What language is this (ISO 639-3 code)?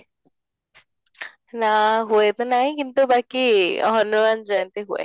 ori